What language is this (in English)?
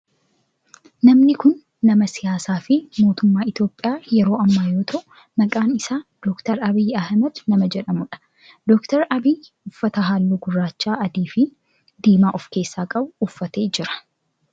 Oromo